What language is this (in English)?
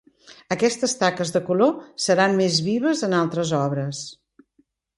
Catalan